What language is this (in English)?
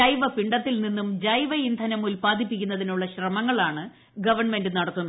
Malayalam